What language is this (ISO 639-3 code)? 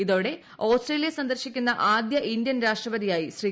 mal